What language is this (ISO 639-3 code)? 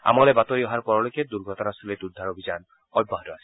asm